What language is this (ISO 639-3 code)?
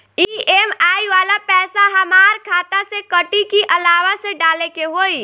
bho